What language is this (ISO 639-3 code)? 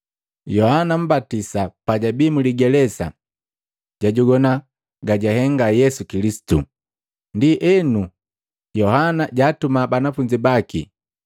mgv